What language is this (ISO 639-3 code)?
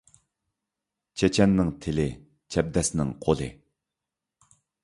uig